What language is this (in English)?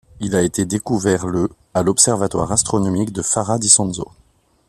French